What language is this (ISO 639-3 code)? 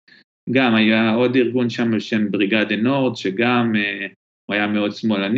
heb